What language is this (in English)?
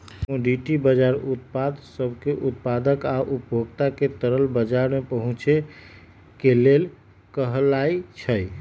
Magahi